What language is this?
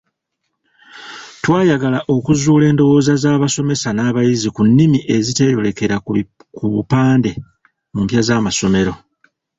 Ganda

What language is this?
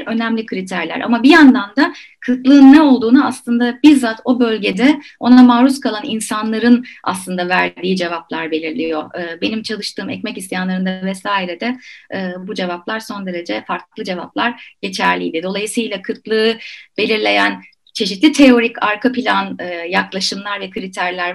Turkish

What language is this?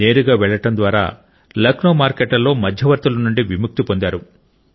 Telugu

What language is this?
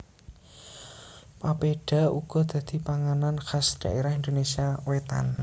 Javanese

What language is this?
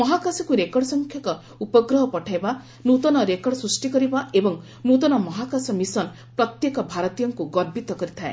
Odia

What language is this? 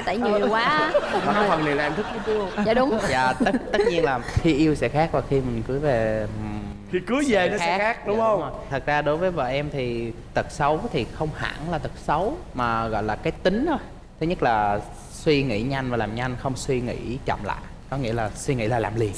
Vietnamese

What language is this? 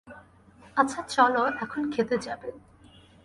Bangla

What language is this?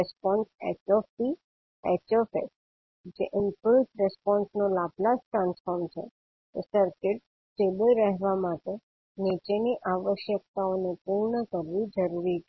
Gujarati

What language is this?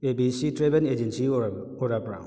Manipuri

